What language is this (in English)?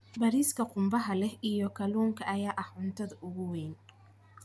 Somali